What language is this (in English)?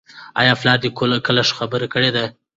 Pashto